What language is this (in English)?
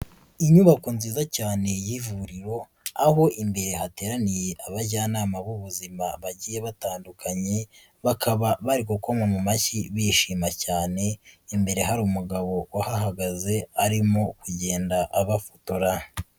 Kinyarwanda